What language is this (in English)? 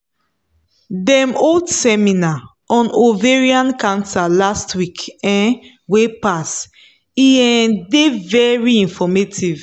Nigerian Pidgin